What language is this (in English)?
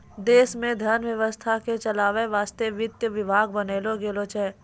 Maithili